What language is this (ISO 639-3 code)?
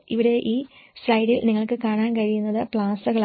mal